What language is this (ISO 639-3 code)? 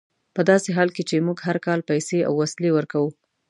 pus